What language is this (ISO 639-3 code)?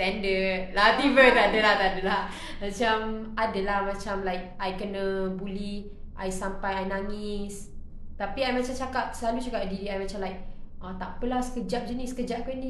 msa